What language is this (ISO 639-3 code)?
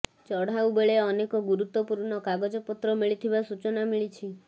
ori